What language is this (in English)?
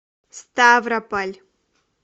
Russian